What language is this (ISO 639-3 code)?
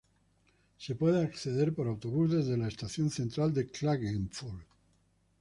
spa